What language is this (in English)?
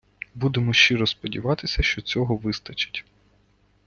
Ukrainian